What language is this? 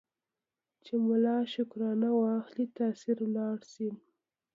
Pashto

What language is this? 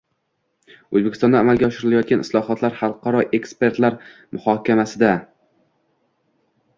Uzbek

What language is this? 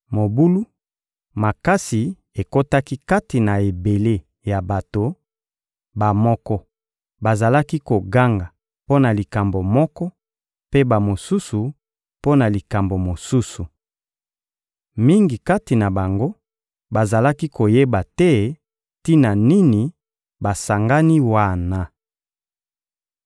Lingala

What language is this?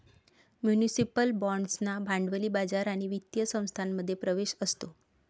Marathi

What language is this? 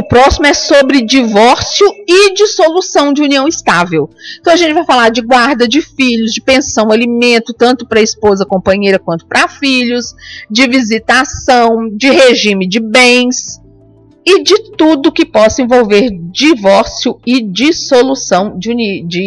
Portuguese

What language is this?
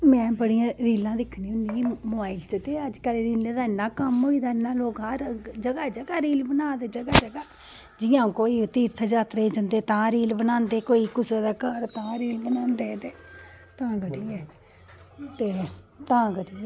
Dogri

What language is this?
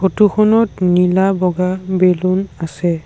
Assamese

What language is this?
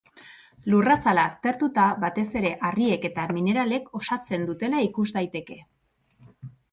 Basque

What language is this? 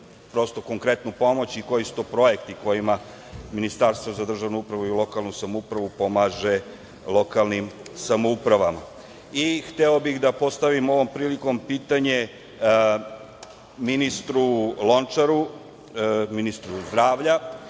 Serbian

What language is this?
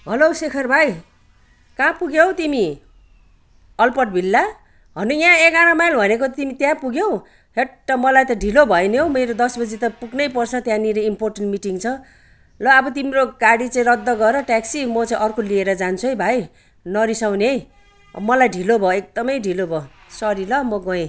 Nepali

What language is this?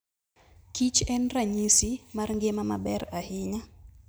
Luo (Kenya and Tanzania)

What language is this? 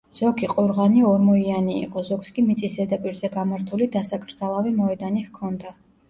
Georgian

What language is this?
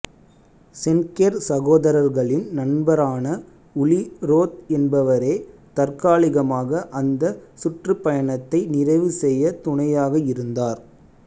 Tamil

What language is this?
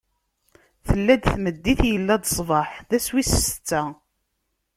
Kabyle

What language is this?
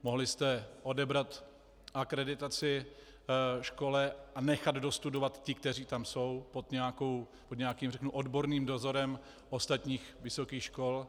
Czech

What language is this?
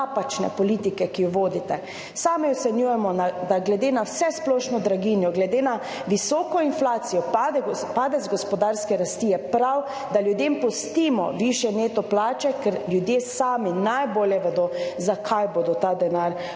Slovenian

